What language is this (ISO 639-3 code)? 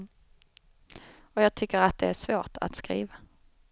swe